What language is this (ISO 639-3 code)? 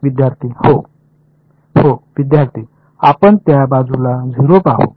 mar